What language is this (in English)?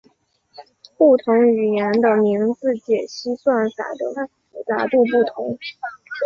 Chinese